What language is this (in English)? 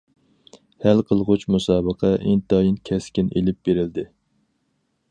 Uyghur